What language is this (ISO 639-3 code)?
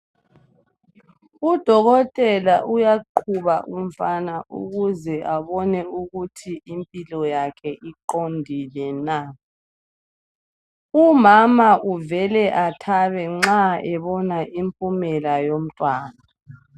nde